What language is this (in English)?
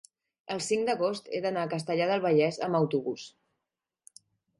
Catalan